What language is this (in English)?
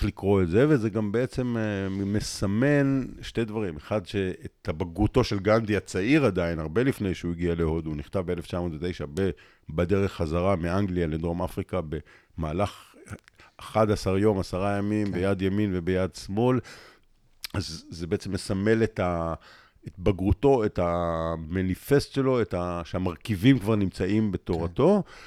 Hebrew